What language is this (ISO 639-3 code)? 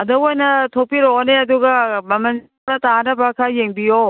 mni